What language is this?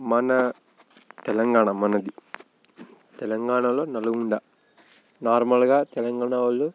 Telugu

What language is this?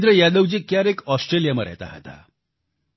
Gujarati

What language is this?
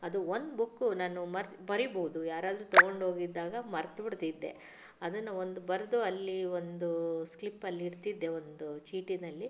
Kannada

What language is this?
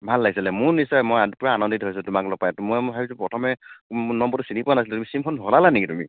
Assamese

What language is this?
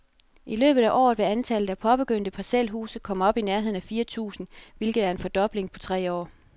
Danish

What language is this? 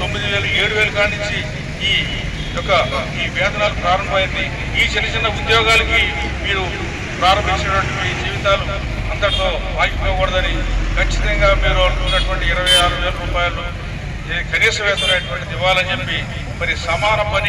Telugu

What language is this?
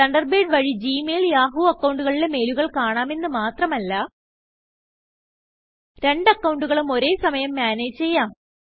Malayalam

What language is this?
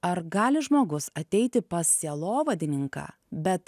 Lithuanian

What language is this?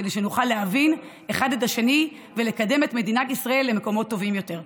Hebrew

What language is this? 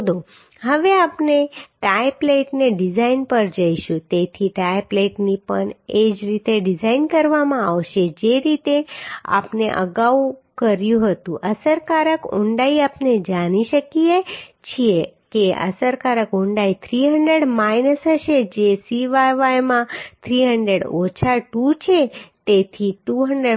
Gujarati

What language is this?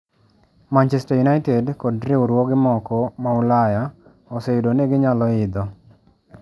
Luo (Kenya and Tanzania)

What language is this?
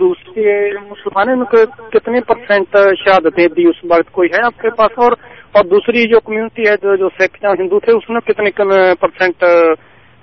Urdu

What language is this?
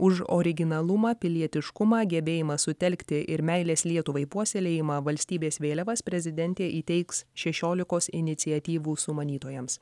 Lithuanian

